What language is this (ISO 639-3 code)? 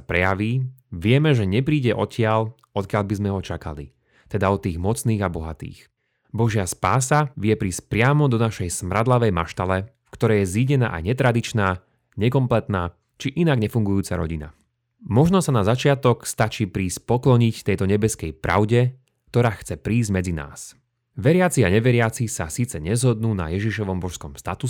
slk